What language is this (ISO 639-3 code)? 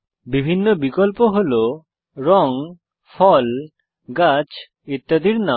ben